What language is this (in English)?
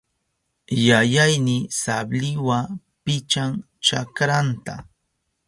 Southern Pastaza Quechua